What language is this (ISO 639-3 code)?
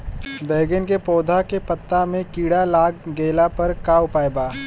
bho